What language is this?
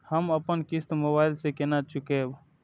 Maithili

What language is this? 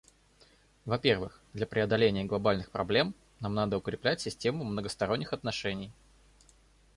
Russian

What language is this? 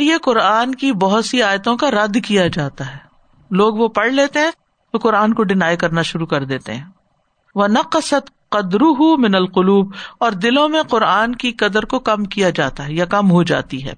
Urdu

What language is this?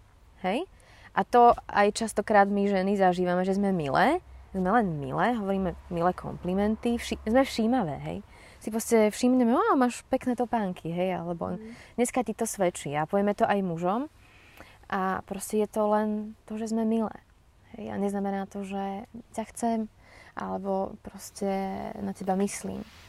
Slovak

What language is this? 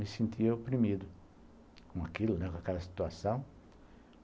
Portuguese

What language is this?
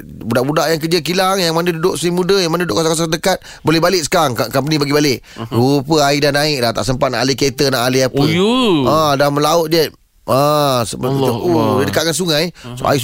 Malay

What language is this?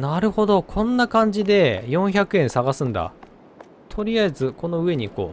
Japanese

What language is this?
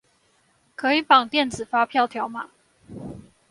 Chinese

